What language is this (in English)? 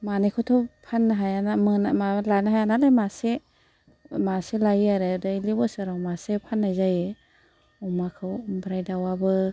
Bodo